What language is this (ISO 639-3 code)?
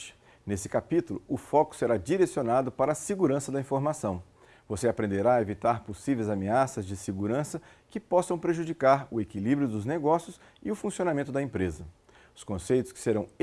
por